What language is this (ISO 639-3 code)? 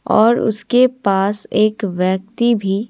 hin